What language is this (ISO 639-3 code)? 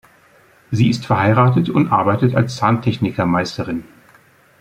deu